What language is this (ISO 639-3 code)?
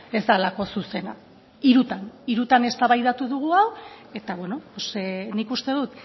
eus